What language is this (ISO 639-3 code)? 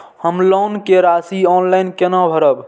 mai